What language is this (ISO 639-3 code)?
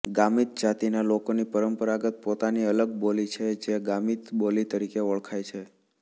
guj